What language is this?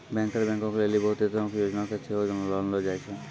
Maithili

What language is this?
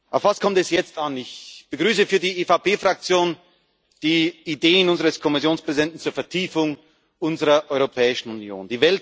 German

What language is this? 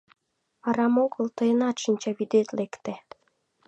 Mari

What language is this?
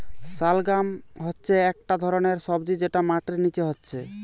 Bangla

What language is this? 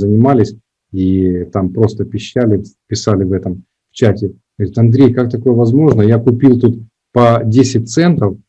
Russian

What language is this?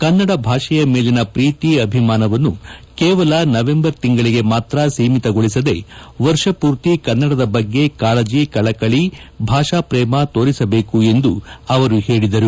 Kannada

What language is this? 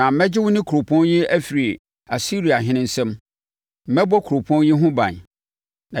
Akan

